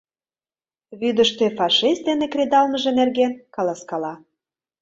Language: Mari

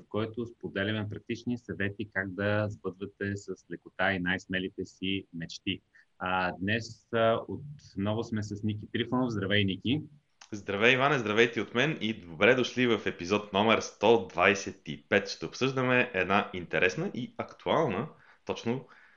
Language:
Bulgarian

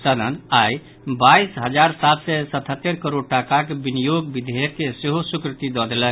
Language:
Maithili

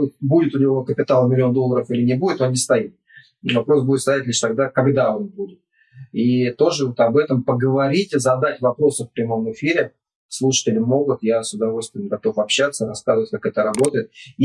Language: Russian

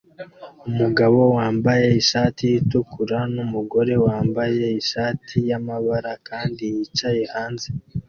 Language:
Kinyarwanda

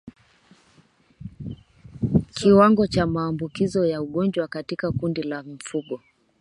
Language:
Swahili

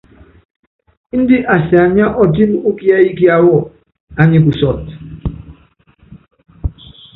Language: Yangben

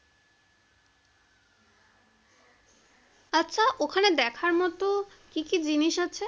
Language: Bangla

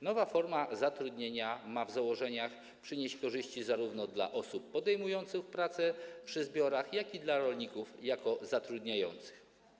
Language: Polish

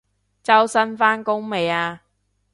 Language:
Cantonese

